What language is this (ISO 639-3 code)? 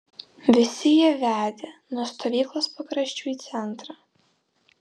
lit